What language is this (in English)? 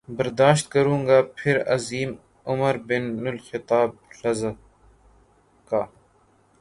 Urdu